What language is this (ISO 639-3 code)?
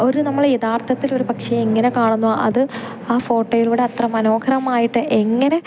mal